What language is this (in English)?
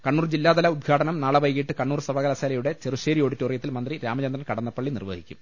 Malayalam